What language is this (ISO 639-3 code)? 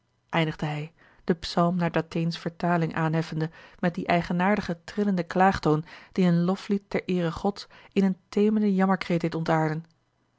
nld